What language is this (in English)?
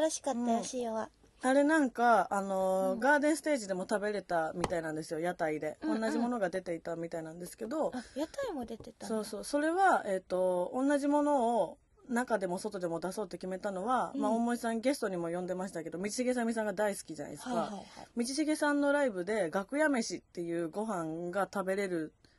Japanese